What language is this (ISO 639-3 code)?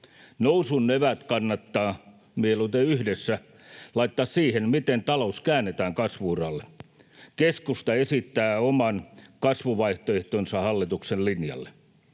fin